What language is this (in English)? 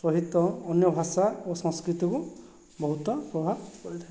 Odia